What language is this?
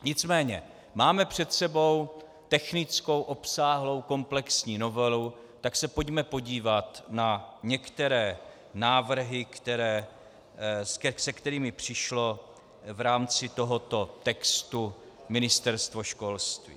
Czech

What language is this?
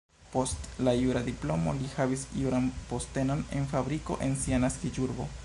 Esperanto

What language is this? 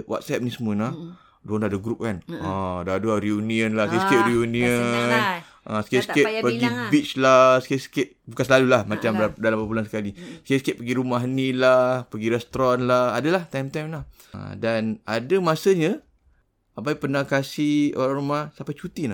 Malay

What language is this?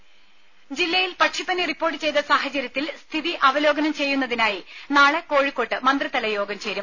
Malayalam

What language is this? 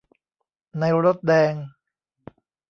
Thai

